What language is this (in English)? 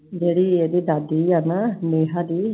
Punjabi